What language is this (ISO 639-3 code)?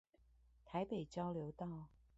zho